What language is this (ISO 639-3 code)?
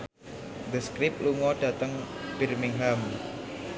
jav